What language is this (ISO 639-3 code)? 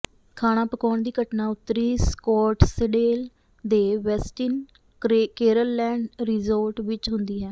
pan